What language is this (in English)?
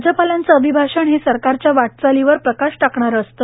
Marathi